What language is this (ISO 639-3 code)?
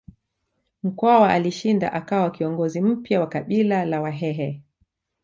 swa